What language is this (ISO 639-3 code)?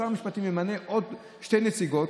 heb